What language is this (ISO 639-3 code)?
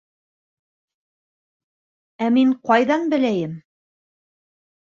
bak